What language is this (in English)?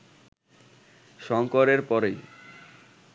Bangla